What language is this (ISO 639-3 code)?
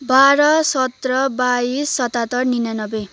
nep